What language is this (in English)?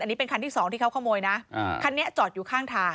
Thai